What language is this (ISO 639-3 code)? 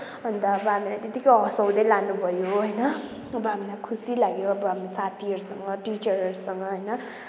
nep